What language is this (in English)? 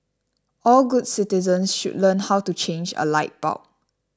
English